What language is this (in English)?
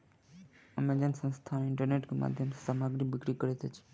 Maithili